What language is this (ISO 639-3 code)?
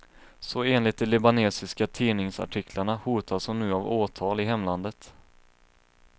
swe